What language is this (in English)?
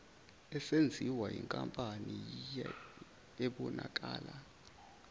Zulu